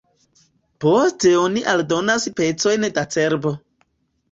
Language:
Esperanto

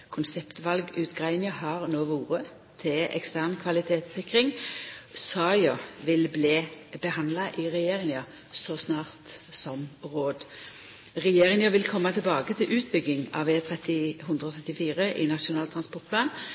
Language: Norwegian Nynorsk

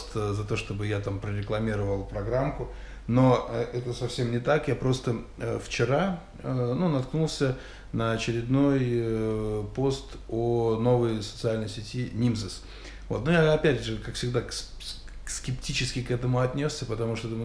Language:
Russian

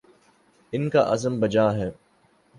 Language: Urdu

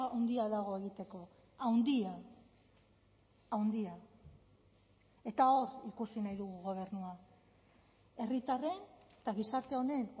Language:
Basque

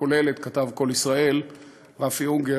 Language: Hebrew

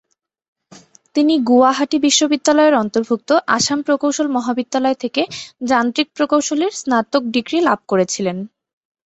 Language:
Bangla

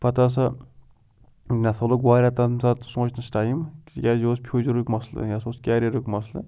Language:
Kashmiri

